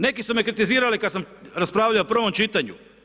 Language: Croatian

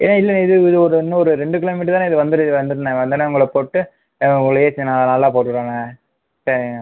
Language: Tamil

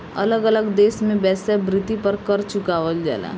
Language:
Bhojpuri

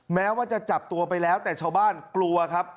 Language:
Thai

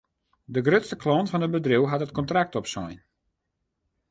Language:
Western Frisian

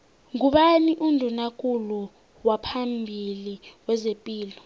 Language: South Ndebele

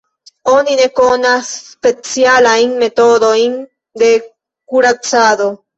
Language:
Esperanto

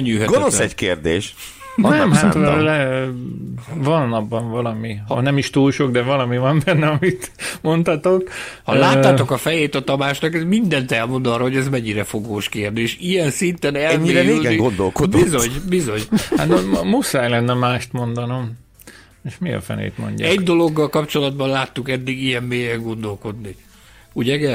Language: Hungarian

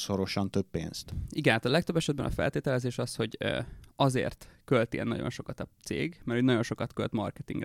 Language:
Hungarian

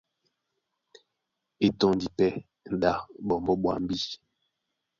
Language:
Duala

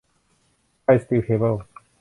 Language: Thai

